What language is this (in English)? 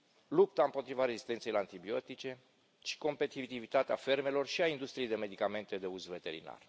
Romanian